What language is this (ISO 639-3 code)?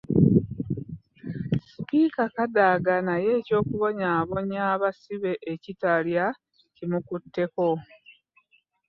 lug